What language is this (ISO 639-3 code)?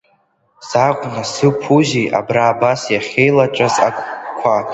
abk